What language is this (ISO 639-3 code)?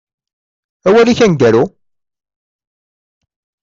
kab